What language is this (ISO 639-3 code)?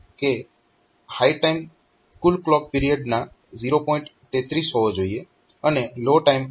guj